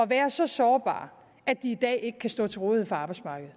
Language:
Danish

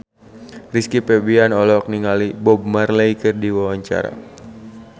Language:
Sundanese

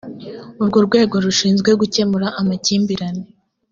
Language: Kinyarwanda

